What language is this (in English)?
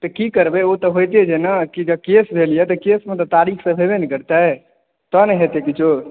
Maithili